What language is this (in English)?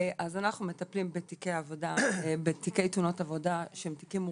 Hebrew